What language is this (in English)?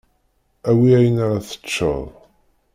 Kabyle